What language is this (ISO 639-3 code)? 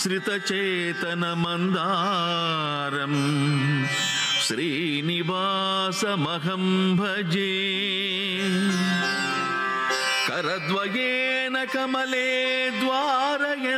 tel